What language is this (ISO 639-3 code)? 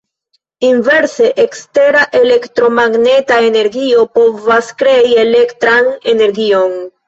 epo